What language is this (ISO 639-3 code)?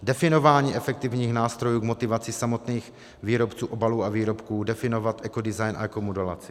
ces